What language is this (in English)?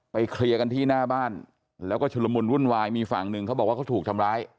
Thai